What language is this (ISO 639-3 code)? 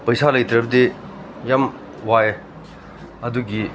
mni